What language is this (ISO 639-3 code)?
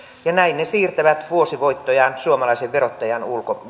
fin